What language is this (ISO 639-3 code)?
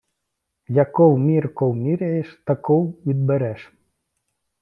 ukr